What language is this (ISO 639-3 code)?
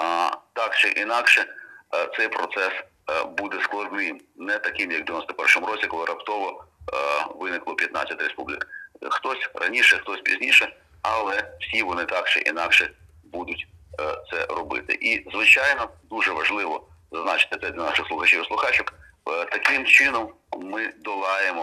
ukr